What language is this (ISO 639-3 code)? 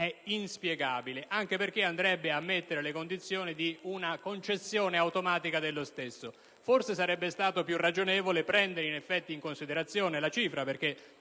ita